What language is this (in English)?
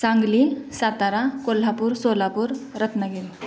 Marathi